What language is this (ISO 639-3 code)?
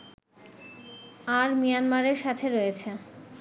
ben